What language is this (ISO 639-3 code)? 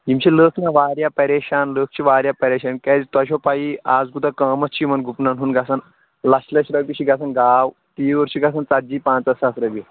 kas